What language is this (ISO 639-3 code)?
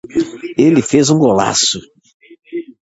por